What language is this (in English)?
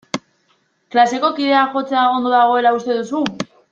Basque